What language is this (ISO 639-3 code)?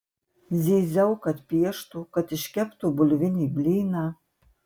lit